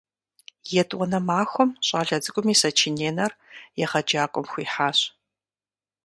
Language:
Kabardian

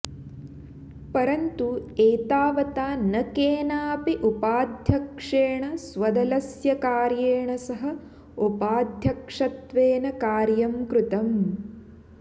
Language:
Sanskrit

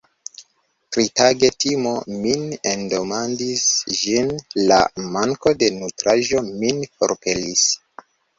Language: Esperanto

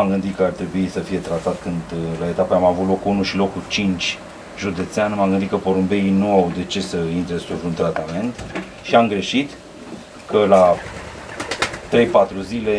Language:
Romanian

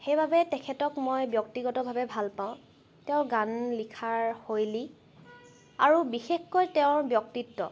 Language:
Assamese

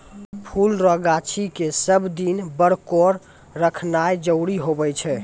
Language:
Maithili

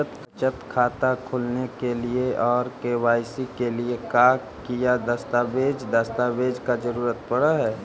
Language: Magahi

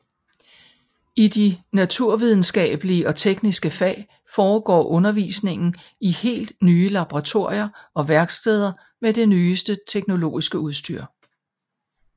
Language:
Danish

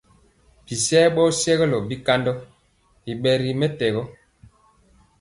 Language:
Mpiemo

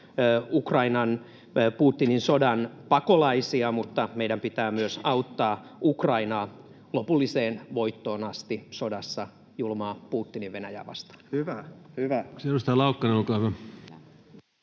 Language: Finnish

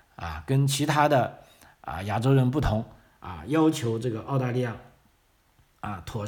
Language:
Chinese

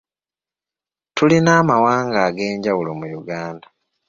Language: Ganda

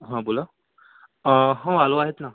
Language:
Marathi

